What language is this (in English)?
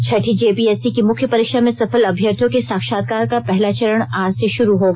Hindi